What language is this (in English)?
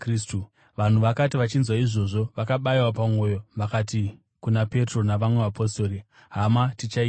Shona